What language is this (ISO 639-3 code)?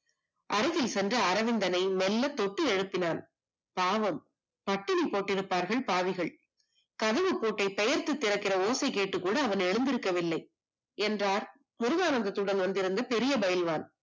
tam